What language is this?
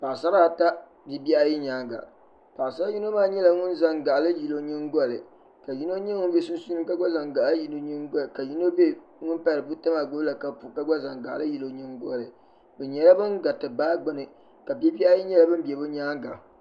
Dagbani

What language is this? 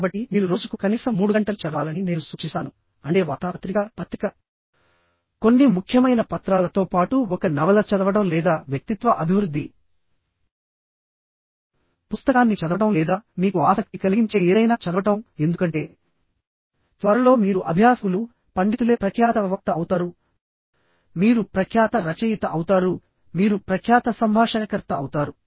Telugu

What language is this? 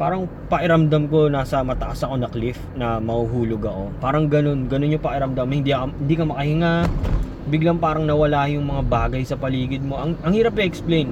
Filipino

